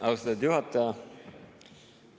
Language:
Estonian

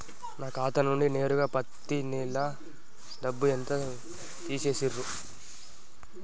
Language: Telugu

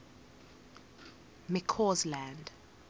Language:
English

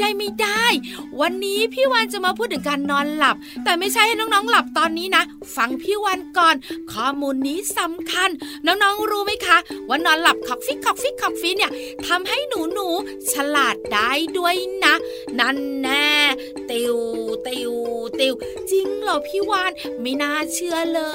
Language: Thai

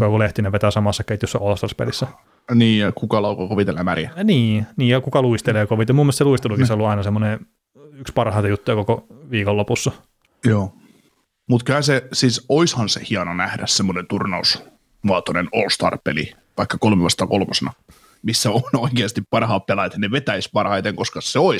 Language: Finnish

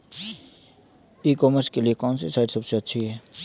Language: Hindi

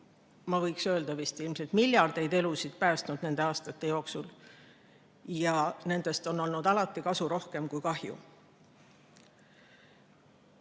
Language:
Estonian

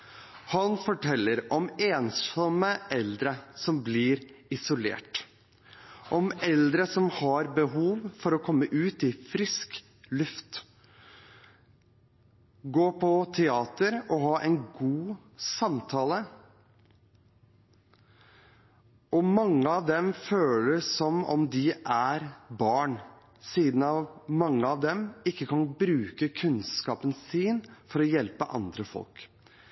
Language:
Norwegian Bokmål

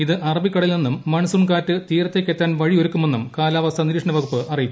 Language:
Malayalam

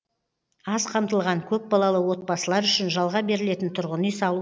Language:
Kazakh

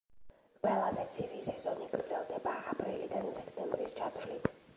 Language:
Georgian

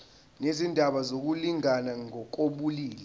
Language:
Zulu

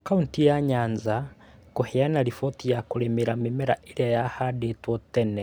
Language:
Kikuyu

